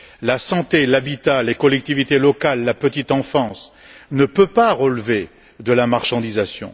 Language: French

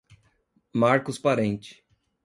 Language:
Portuguese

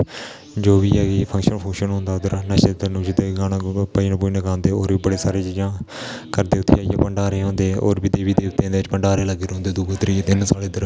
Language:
Dogri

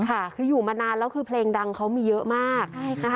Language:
Thai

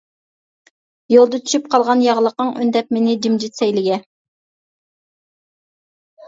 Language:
Uyghur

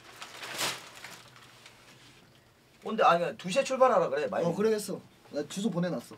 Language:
Korean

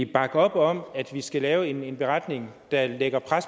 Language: Danish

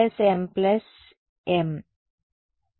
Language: Telugu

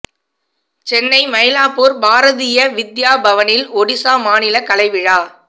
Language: Tamil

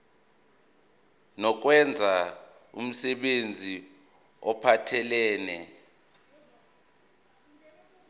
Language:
Zulu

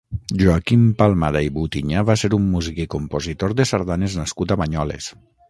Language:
Catalan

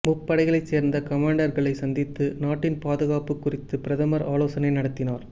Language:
Tamil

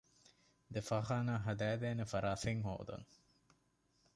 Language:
Divehi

